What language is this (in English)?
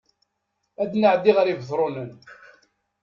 Kabyle